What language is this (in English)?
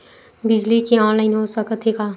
Chhattisgarhi